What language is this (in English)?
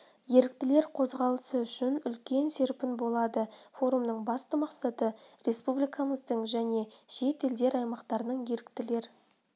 Kazakh